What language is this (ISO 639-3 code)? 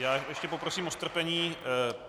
ces